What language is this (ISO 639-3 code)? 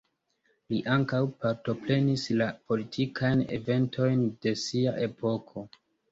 epo